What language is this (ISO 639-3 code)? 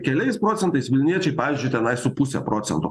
lit